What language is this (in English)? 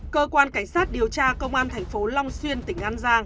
Vietnamese